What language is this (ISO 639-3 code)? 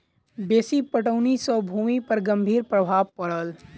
mai